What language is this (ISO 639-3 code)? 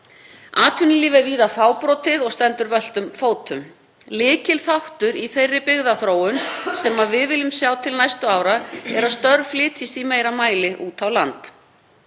isl